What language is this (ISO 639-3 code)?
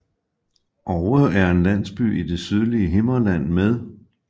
dan